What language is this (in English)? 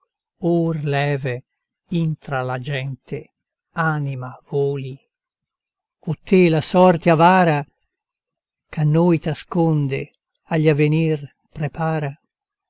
Italian